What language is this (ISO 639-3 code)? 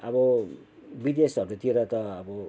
nep